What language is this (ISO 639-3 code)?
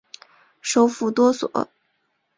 zho